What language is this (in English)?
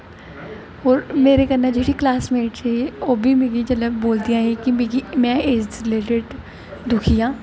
Dogri